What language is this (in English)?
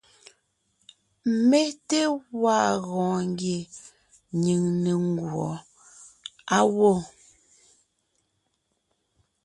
Ngiemboon